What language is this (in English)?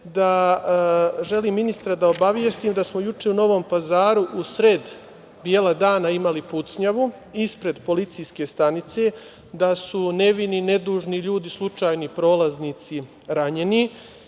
Serbian